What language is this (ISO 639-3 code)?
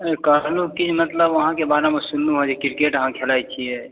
mai